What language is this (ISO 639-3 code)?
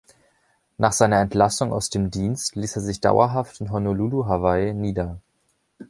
deu